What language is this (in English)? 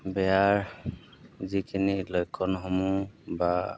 Assamese